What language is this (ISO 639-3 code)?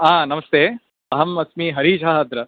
san